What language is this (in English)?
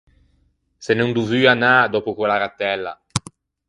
Ligurian